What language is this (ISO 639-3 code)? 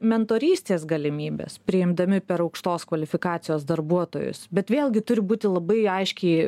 lit